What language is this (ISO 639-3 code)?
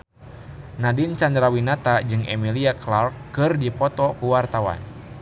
sun